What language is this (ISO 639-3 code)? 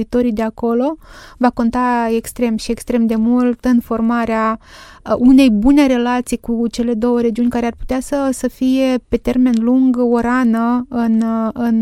ron